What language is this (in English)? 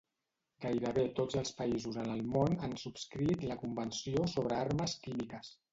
Catalan